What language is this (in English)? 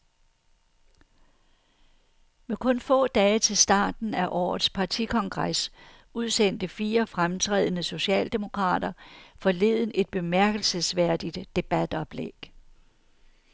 Danish